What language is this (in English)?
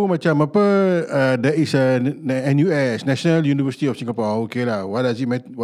Malay